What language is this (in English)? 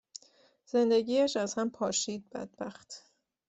Persian